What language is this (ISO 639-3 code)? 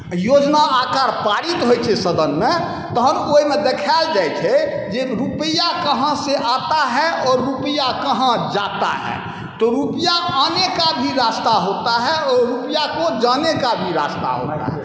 mai